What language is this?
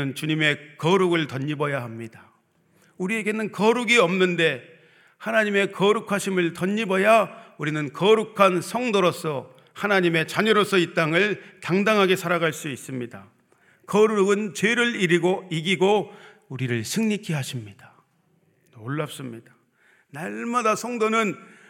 Korean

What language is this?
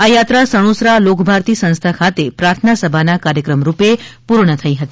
Gujarati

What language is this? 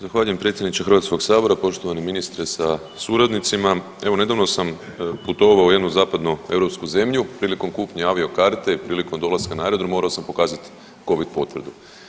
Croatian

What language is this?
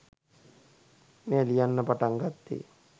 Sinhala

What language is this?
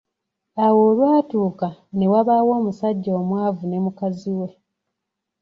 Ganda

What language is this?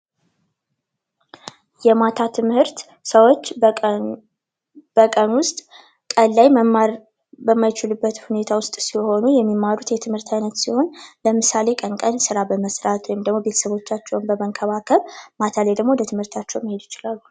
Amharic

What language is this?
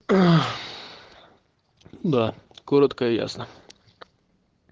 Russian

